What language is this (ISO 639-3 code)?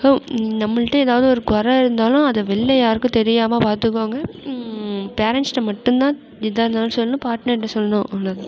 tam